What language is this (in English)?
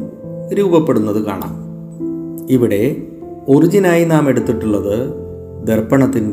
Malayalam